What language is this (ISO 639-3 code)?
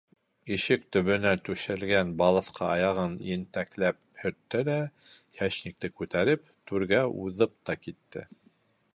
bak